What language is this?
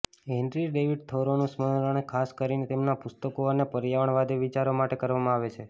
Gujarati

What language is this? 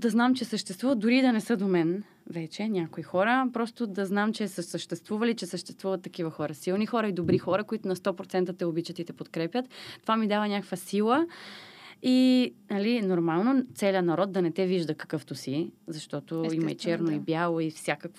Bulgarian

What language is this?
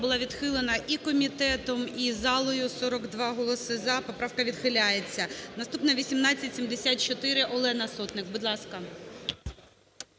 Ukrainian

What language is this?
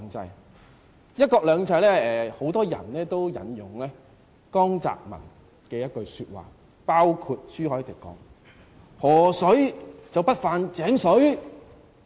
Cantonese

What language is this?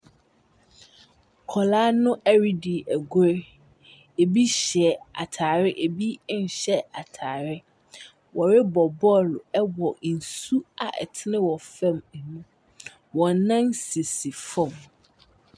Akan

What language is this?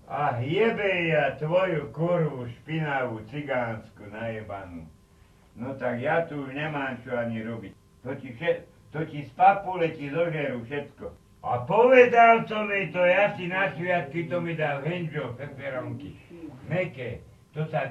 Slovak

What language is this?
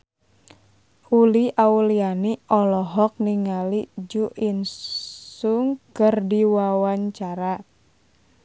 Sundanese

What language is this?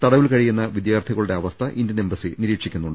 Malayalam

